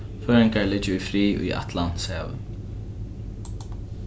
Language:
Faroese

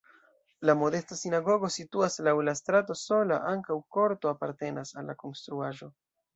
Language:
Esperanto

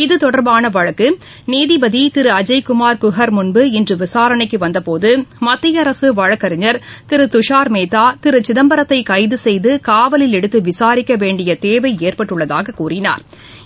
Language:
Tamil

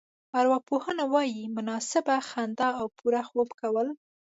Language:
Pashto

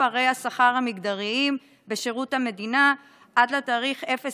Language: Hebrew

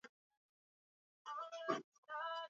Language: Swahili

